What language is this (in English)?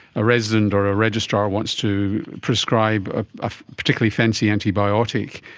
English